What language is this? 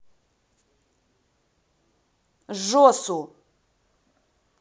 Russian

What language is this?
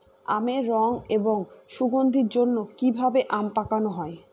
Bangla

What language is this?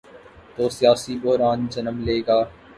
Urdu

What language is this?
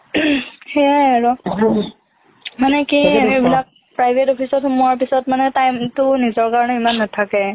Assamese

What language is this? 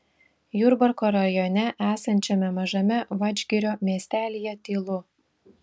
Lithuanian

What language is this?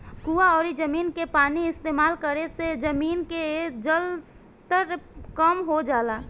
Bhojpuri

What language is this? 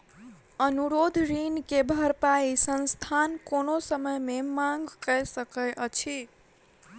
Maithili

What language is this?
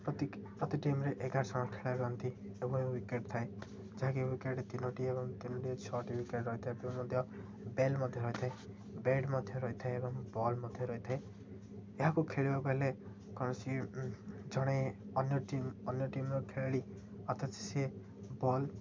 Odia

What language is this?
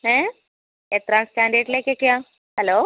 Malayalam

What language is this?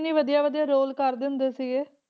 Punjabi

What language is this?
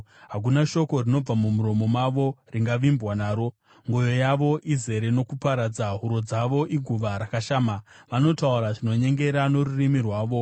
Shona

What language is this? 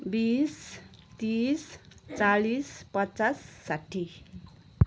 Nepali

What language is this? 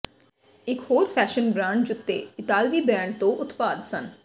Punjabi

